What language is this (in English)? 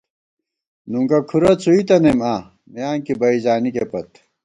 Gawar-Bati